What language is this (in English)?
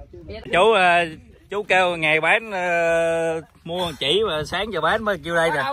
Vietnamese